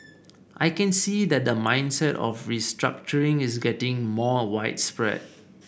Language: English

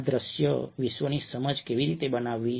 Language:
Gujarati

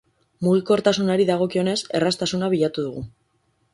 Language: Basque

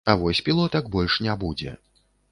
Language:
Belarusian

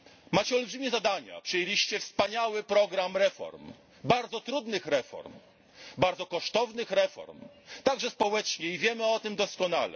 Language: Polish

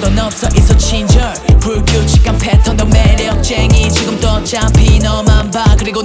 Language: Vietnamese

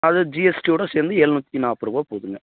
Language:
Tamil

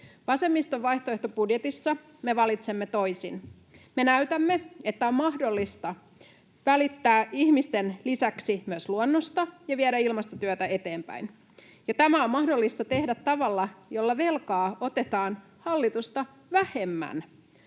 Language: Finnish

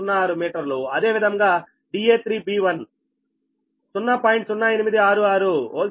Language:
Telugu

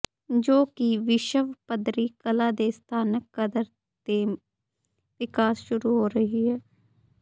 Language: Punjabi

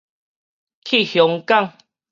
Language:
Min Nan Chinese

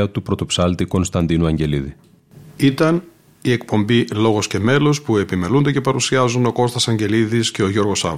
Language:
Greek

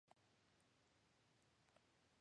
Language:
Japanese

